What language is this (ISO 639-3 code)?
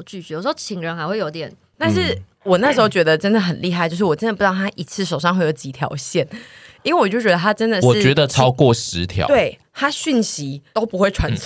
zho